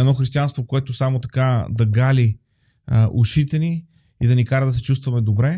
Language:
Bulgarian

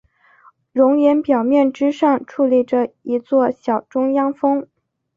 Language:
Chinese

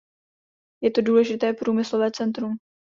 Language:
Czech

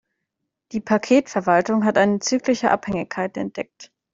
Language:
German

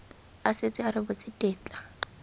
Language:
Tswana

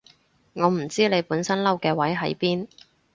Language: Cantonese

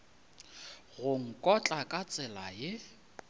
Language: Northern Sotho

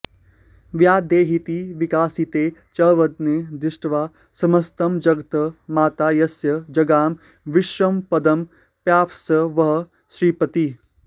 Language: Sanskrit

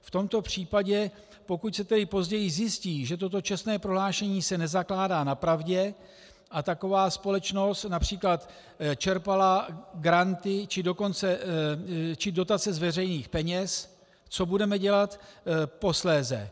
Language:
Czech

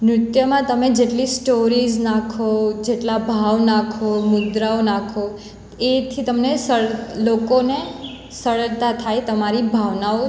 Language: Gujarati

